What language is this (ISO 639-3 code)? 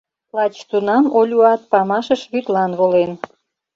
chm